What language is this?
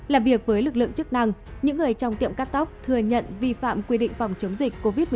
Vietnamese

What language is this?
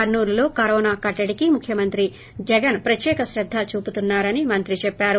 Telugu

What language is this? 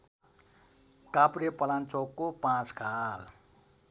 Nepali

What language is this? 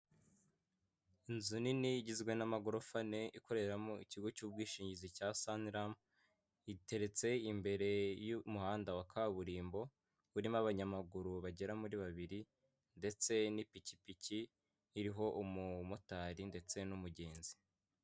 Kinyarwanda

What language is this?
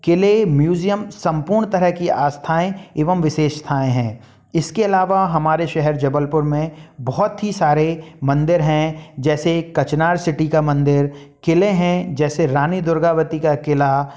Hindi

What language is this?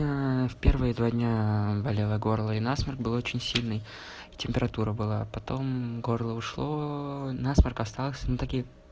Russian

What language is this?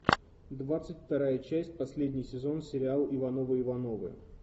Russian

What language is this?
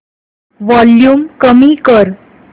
Marathi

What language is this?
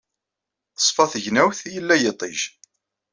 Kabyle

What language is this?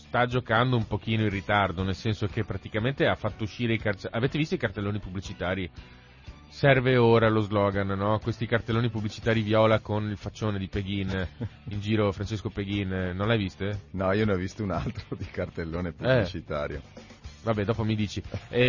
Italian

